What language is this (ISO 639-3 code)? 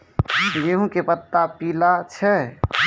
mai